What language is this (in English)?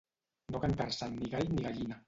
Catalan